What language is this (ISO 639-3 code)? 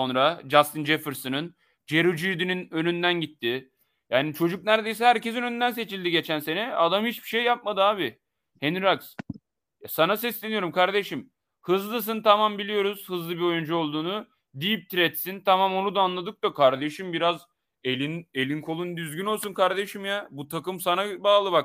tur